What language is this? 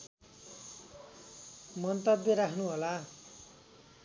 Nepali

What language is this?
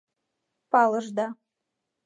Mari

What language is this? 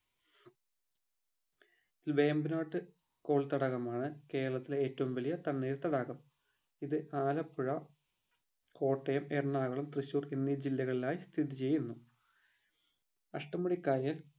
Malayalam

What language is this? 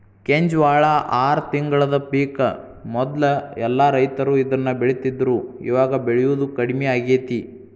Kannada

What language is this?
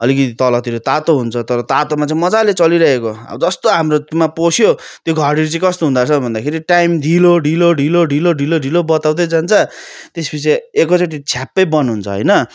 Nepali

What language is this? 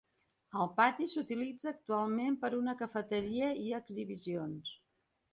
Catalan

